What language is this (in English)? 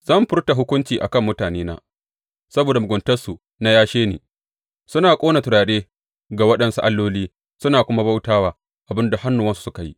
Hausa